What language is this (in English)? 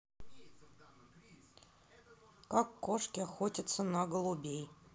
Russian